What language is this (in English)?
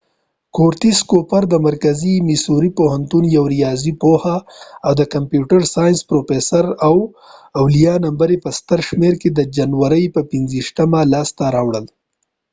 Pashto